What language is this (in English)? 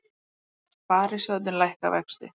Icelandic